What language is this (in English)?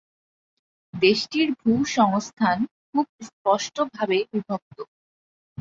Bangla